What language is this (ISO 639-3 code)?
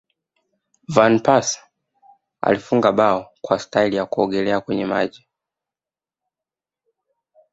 swa